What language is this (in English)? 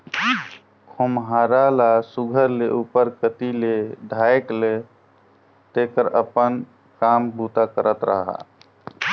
Chhattisgarhi